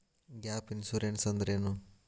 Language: Kannada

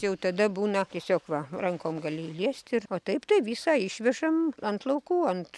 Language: Lithuanian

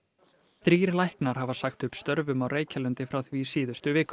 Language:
Icelandic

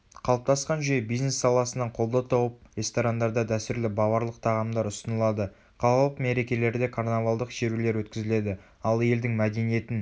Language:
Kazakh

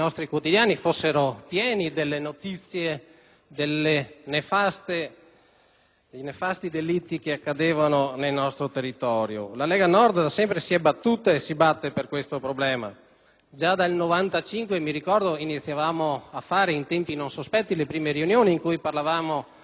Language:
Italian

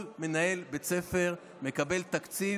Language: Hebrew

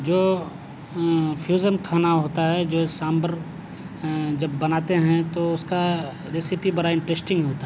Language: Urdu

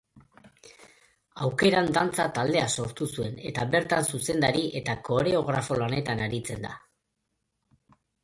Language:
Basque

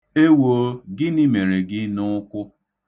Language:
Igbo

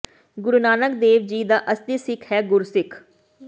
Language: Punjabi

